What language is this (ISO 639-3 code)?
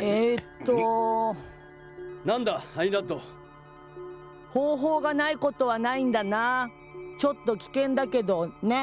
jpn